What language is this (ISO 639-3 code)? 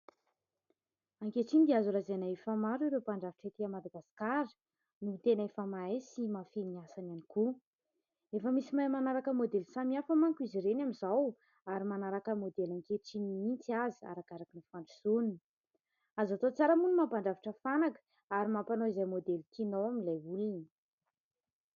mlg